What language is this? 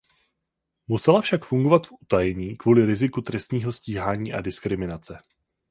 Czech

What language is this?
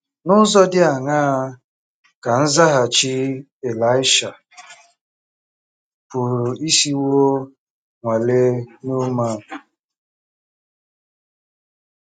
Igbo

